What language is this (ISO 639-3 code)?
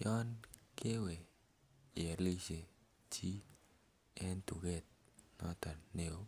kln